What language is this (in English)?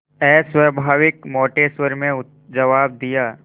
Hindi